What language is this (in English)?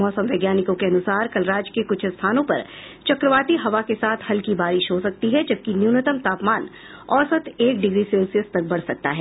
Hindi